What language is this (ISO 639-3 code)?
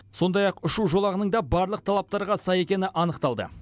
kaz